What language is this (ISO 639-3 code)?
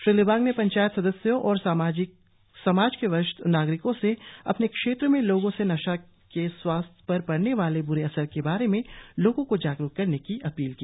hin